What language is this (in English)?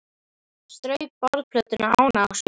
Icelandic